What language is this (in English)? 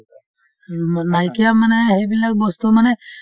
Assamese